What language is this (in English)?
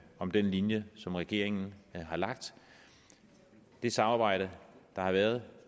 Danish